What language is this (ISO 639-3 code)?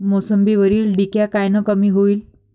mar